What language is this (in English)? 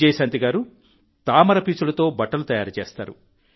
Telugu